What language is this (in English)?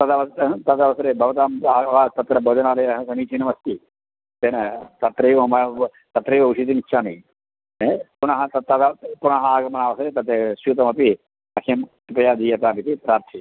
Sanskrit